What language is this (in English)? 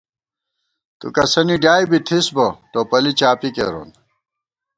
Gawar-Bati